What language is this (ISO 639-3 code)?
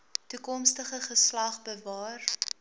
afr